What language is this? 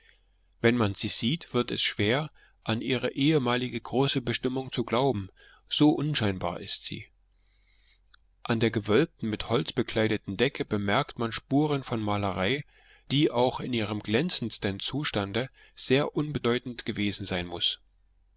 German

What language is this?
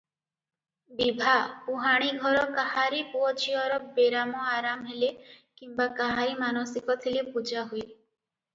Odia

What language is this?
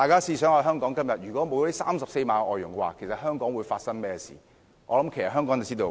Cantonese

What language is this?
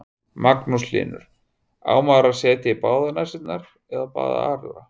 Icelandic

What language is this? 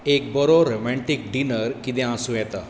Konkani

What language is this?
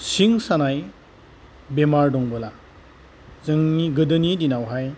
Bodo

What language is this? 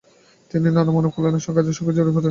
Bangla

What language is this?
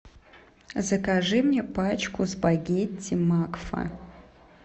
Russian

